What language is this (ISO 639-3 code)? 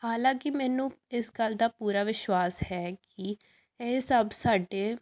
pan